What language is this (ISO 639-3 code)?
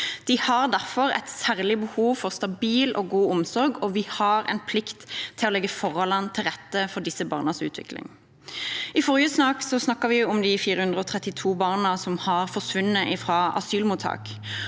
nor